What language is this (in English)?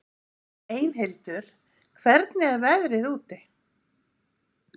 Icelandic